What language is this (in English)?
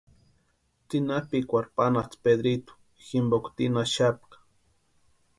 Western Highland Purepecha